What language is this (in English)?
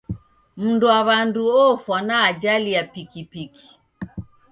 Taita